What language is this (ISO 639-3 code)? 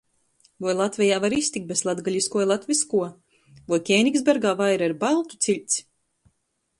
ltg